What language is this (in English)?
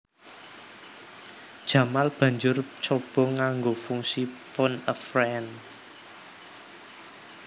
Javanese